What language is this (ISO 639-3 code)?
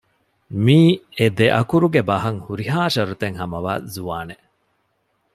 div